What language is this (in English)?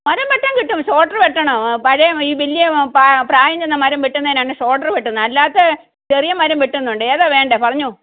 Malayalam